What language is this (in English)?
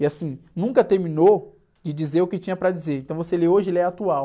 Portuguese